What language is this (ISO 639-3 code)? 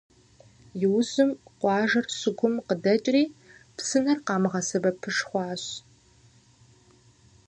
kbd